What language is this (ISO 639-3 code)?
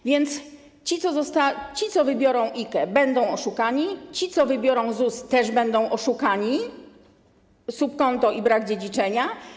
pol